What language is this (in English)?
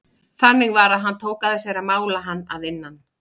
Icelandic